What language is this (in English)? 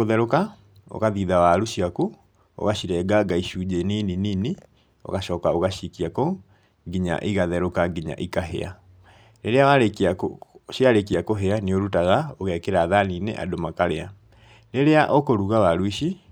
Kikuyu